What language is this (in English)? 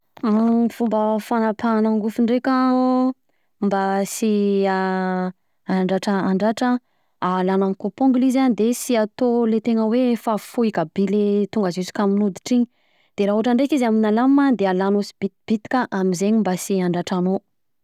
Southern Betsimisaraka Malagasy